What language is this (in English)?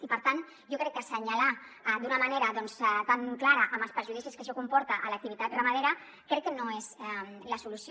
Catalan